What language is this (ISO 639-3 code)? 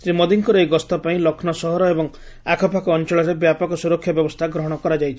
ori